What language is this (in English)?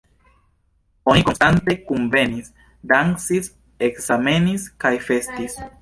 Esperanto